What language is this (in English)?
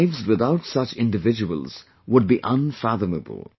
English